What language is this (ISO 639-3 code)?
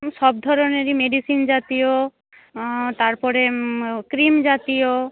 ben